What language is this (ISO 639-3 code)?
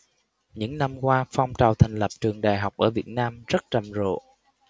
vie